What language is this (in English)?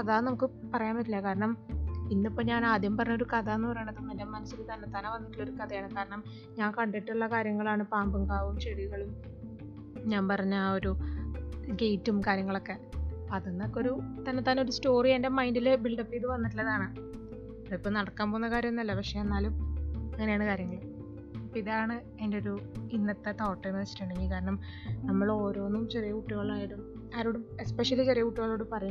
Malayalam